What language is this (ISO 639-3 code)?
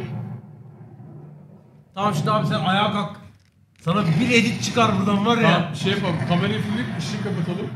tur